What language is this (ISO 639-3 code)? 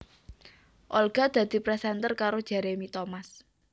jav